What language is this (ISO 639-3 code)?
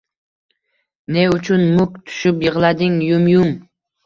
uzb